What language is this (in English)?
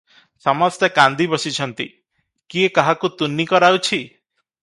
Odia